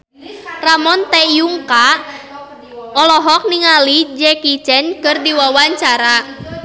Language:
Sundanese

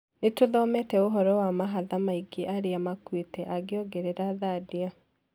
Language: Kikuyu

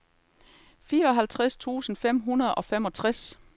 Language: Danish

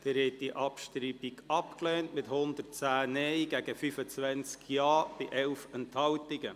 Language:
Swiss German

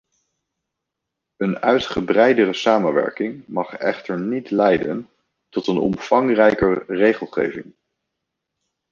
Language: Dutch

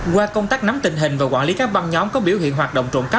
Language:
Vietnamese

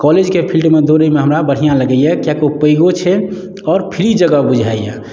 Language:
Maithili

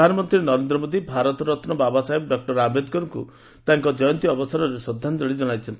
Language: Odia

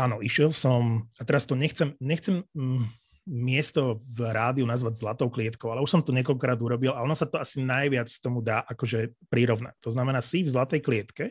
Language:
Slovak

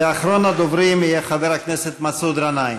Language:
Hebrew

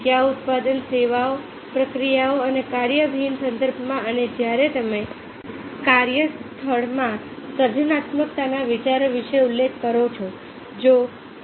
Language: Gujarati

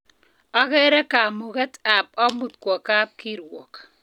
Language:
Kalenjin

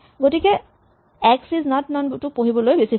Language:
Assamese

